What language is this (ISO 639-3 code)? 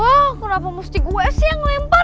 ind